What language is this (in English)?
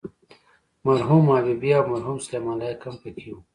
Pashto